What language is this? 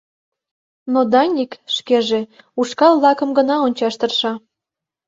Mari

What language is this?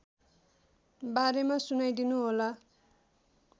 Nepali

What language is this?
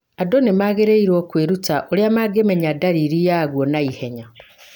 Kikuyu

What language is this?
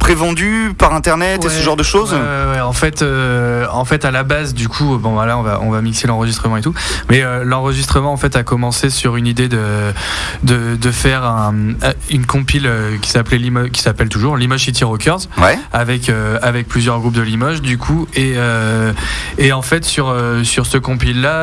French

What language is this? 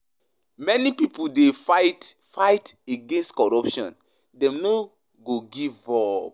Nigerian Pidgin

